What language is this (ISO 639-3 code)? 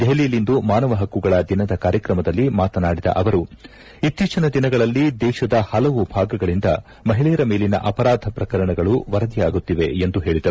kan